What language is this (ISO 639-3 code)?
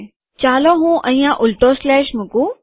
guj